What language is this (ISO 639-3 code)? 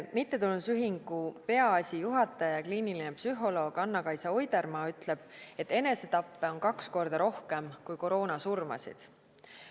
est